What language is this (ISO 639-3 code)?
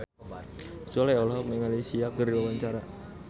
sun